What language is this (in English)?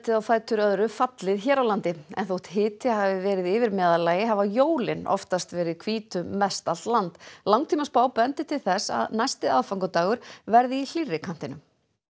Icelandic